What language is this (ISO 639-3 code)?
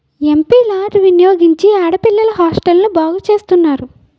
tel